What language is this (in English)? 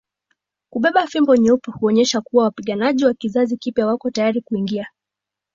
Swahili